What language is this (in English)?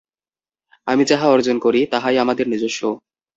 Bangla